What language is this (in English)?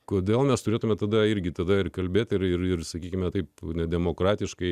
Lithuanian